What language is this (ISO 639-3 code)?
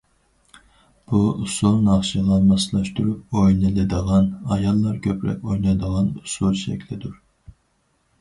uig